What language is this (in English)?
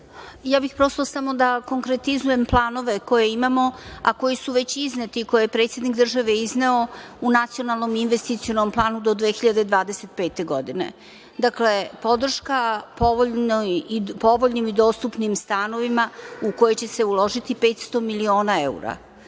Serbian